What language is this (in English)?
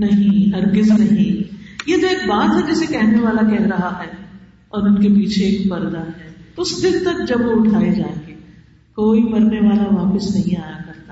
Urdu